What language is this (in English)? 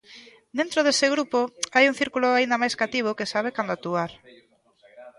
Galician